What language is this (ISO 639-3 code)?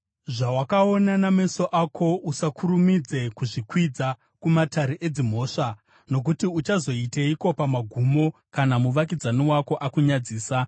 sna